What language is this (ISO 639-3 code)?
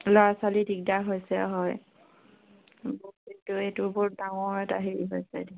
asm